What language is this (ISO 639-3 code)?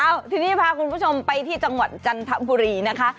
tha